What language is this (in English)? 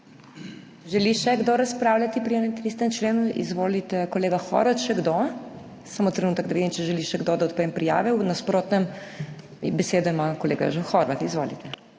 Slovenian